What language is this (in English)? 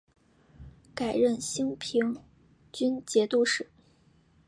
Chinese